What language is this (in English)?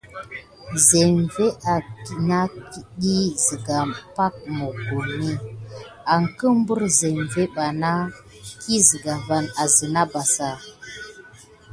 Gidar